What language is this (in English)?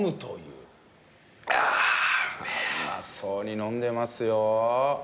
Japanese